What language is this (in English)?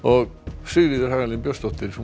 Icelandic